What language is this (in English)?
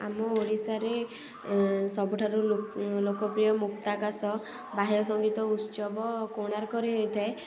Odia